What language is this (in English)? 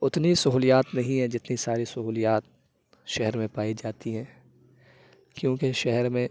Urdu